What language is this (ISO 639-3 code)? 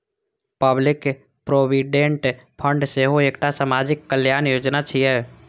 mai